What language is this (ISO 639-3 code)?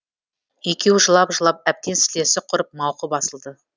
kaz